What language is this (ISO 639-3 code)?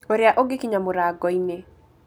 kik